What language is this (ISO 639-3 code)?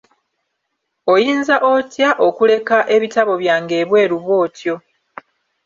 lug